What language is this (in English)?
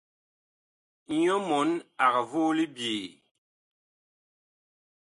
Bakoko